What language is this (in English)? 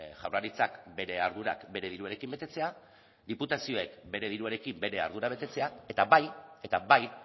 Basque